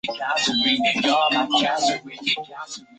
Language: Chinese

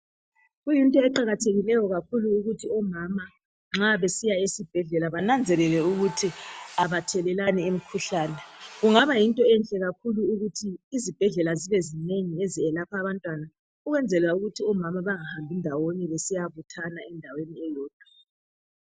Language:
North Ndebele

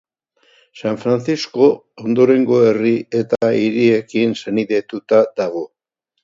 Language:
Basque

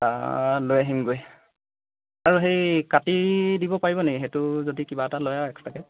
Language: Assamese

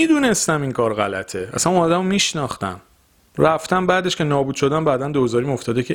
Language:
Persian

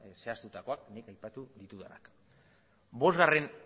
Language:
Basque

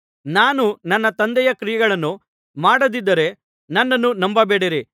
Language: Kannada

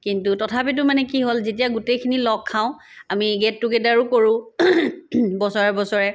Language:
Assamese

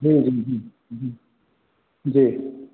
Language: Hindi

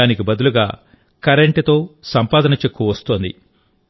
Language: Telugu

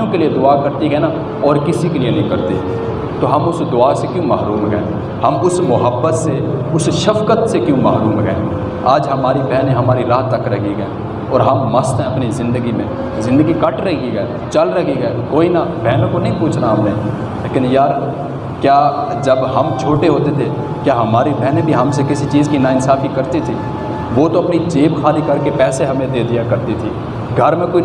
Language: Urdu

